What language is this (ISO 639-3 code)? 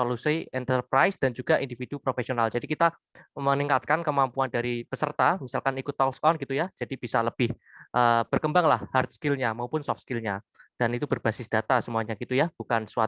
ind